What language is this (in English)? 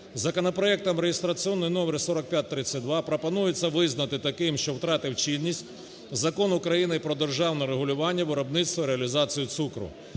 Ukrainian